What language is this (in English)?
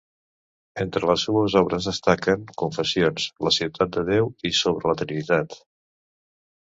Catalan